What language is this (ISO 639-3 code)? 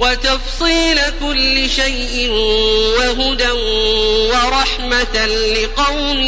ara